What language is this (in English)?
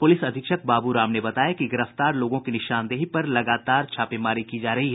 Hindi